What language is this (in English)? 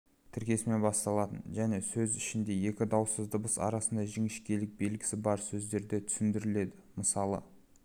Kazakh